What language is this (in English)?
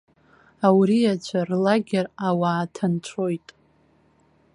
Abkhazian